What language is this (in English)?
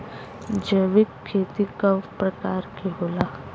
Bhojpuri